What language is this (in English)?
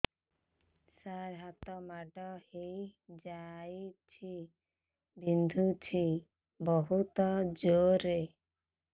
Odia